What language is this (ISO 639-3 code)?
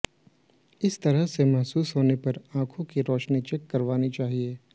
hin